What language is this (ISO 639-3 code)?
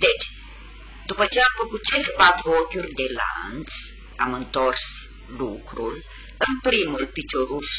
ron